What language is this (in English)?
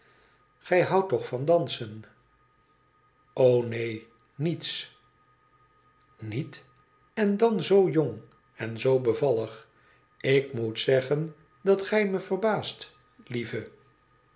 Dutch